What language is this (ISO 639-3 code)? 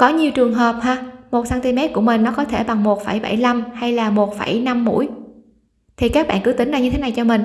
vie